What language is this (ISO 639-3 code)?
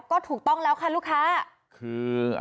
tha